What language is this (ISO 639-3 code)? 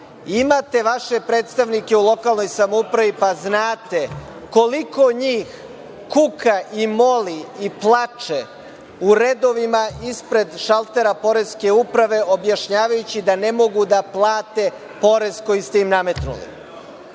srp